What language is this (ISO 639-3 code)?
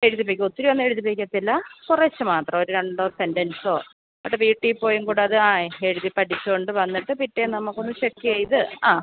mal